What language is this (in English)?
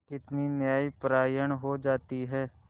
Hindi